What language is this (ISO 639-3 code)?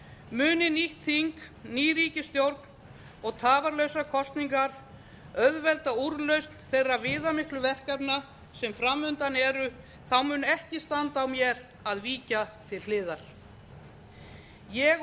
isl